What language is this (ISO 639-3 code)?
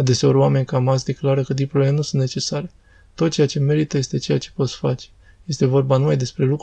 ron